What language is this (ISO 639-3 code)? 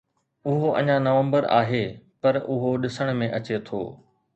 snd